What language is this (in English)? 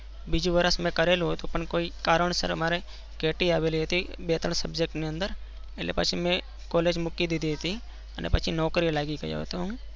Gujarati